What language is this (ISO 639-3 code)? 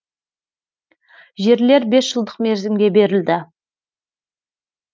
kaz